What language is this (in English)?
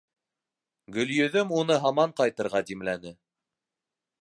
Bashkir